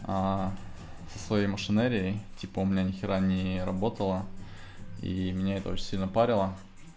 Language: Russian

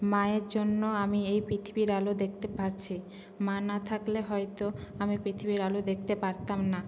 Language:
Bangla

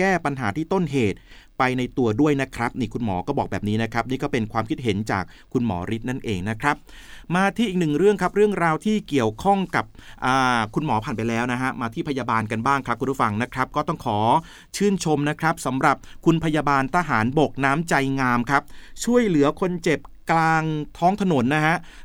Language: Thai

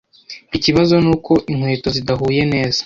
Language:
Kinyarwanda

